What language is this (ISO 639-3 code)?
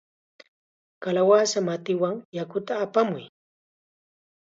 qxa